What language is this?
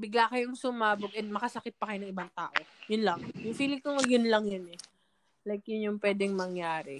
Filipino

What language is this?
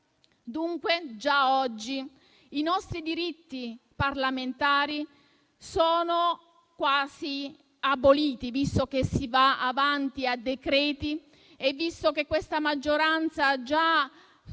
Italian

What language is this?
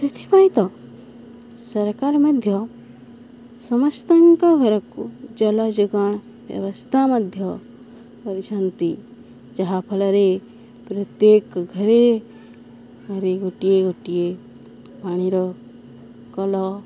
Odia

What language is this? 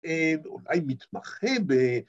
Hebrew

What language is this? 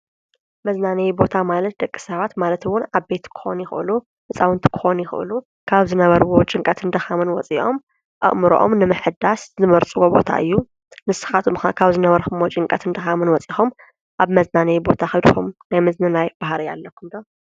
Tigrinya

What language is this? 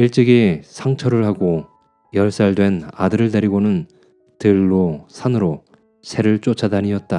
Korean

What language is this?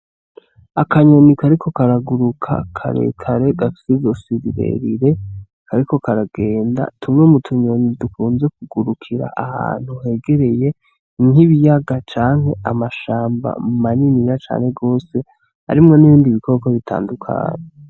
Rundi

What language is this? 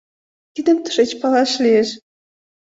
Mari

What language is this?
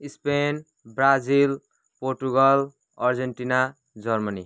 Nepali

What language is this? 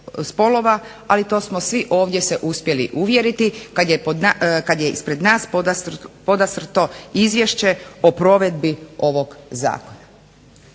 Croatian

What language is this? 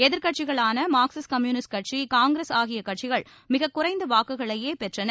Tamil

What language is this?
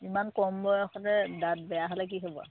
Assamese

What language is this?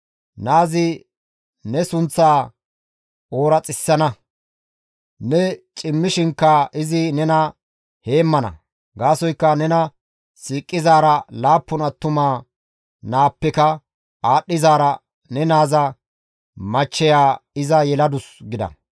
Gamo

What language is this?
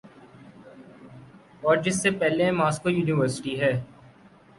Urdu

